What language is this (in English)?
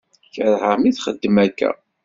Kabyle